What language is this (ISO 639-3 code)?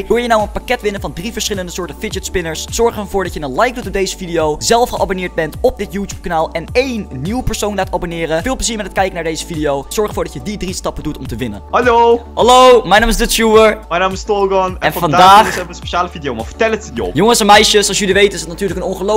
nld